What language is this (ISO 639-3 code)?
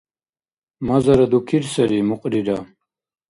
dar